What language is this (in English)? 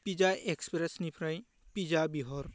Bodo